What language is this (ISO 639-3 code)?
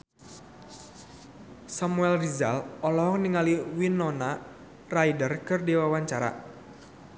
sun